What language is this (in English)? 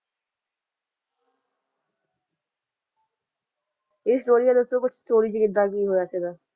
Punjabi